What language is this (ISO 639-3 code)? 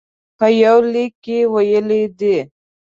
pus